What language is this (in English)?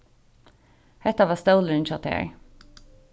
Faroese